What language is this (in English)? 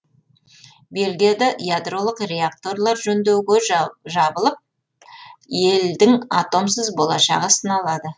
Kazakh